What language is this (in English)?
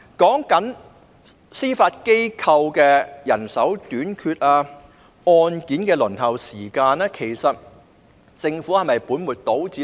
Cantonese